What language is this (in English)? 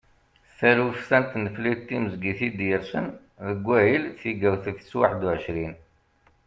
Kabyle